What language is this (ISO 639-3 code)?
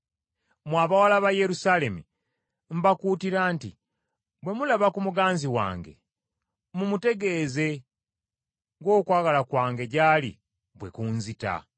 lug